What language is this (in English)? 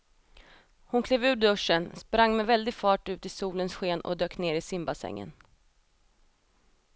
Swedish